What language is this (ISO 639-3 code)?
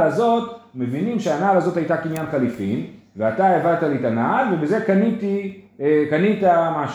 heb